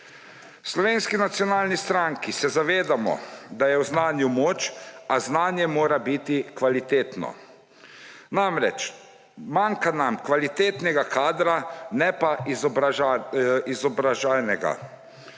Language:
Slovenian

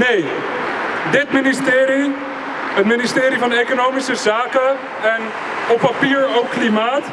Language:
Dutch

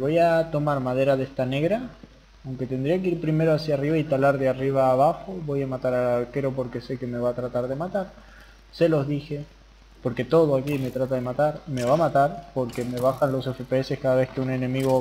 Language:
Spanish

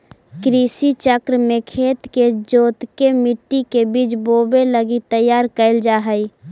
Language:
Magahi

